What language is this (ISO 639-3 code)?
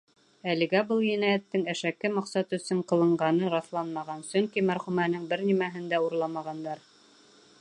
bak